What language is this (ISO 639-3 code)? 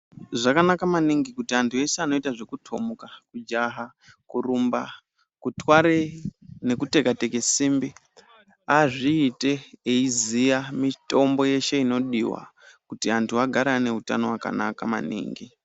ndc